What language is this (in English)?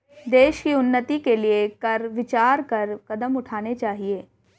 Hindi